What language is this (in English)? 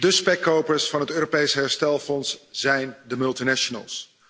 Dutch